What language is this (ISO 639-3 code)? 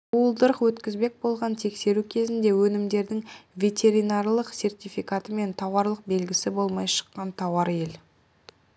kaz